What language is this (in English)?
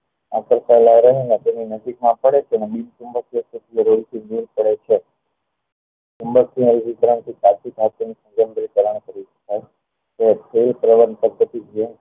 Gujarati